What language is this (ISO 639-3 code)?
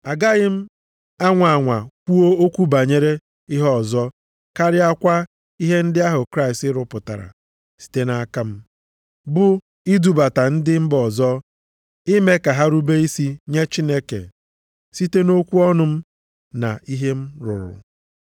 ibo